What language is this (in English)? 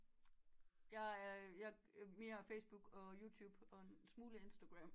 Danish